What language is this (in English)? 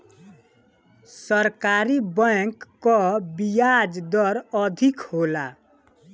Bhojpuri